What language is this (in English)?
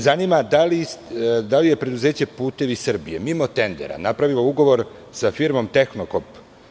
Serbian